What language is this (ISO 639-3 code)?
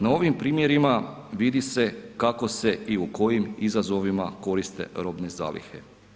hrv